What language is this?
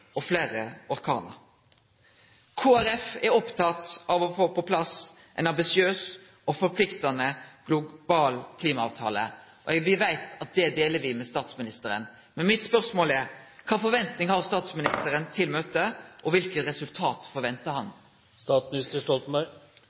Norwegian Nynorsk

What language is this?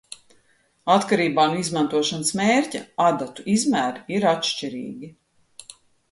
Latvian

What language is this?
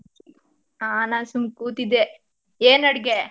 Kannada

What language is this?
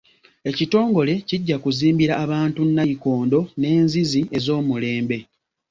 Ganda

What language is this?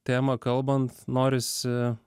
Lithuanian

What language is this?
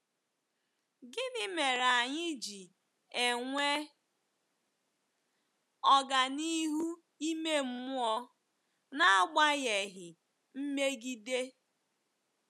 Igbo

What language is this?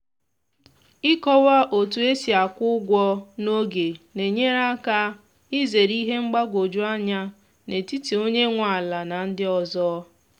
Igbo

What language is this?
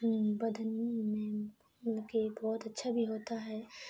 Urdu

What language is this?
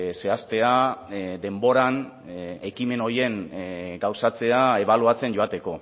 Basque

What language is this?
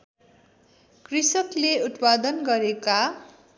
Nepali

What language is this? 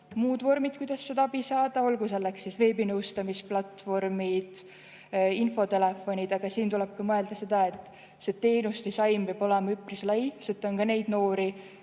Estonian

